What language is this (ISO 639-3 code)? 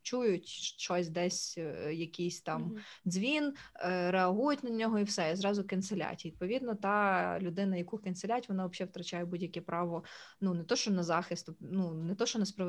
ukr